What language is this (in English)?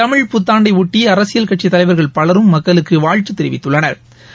Tamil